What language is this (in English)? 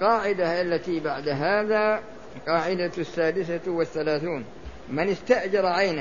Arabic